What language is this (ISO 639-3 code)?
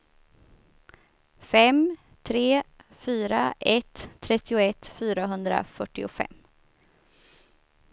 swe